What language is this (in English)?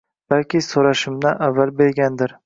Uzbek